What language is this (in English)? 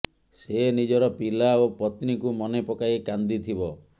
Odia